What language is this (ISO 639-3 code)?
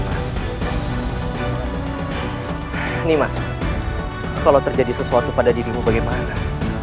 ind